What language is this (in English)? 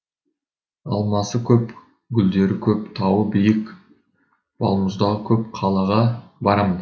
Kazakh